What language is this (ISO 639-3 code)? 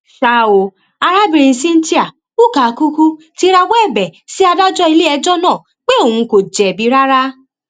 yor